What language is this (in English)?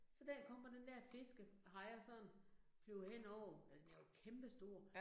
Danish